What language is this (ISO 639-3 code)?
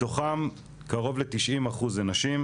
heb